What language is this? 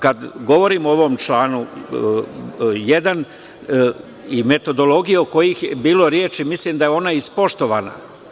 Serbian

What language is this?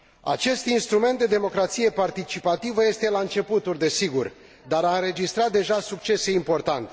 Romanian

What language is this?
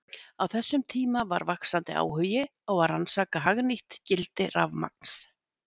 Icelandic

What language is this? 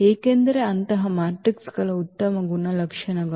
Kannada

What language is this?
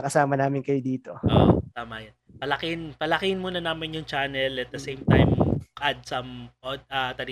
Filipino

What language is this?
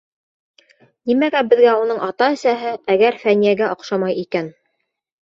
Bashkir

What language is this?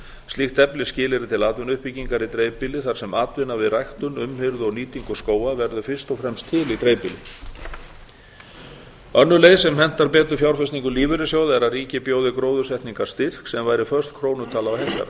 Icelandic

